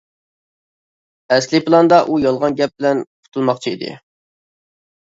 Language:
Uyghur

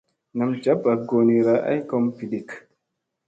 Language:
Musey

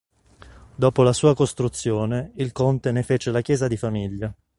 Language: Italian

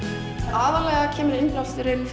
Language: Icelandic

